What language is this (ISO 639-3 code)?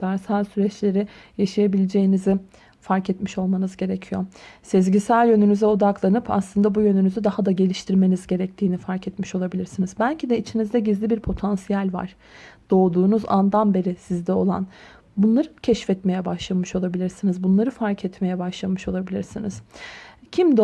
tur